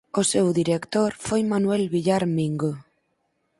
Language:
Galician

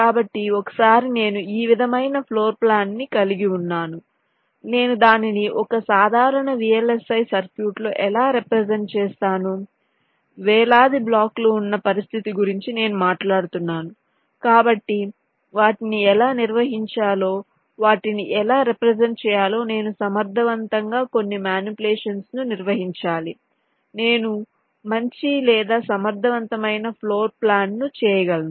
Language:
Telugu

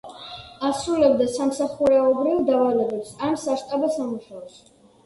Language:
Georgian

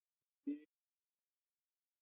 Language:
Chinese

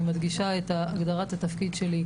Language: Hebrew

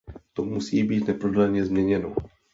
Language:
Czech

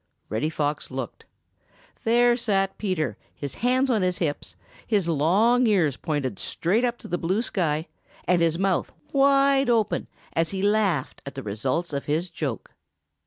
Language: English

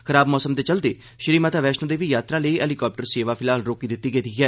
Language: Dogri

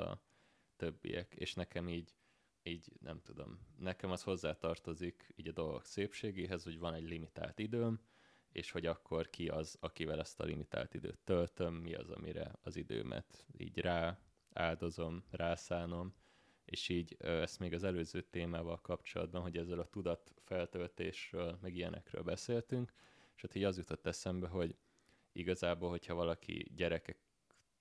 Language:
Hungarian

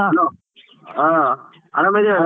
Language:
Kannada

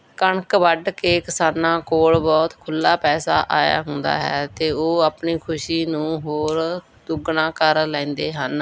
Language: Punjabi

